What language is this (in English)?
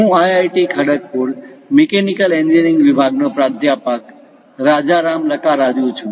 Gujarati